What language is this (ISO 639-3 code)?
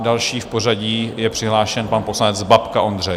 ces